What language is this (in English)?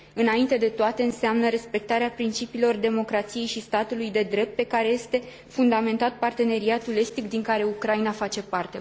Romanian